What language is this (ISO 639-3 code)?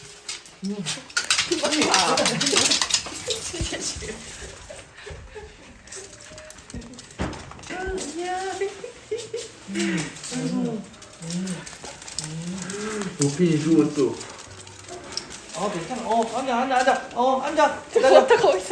kor